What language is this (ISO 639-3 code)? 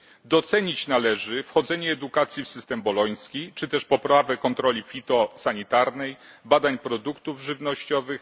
pol